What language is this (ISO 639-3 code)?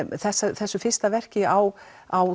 isl